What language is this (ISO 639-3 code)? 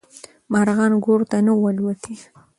pus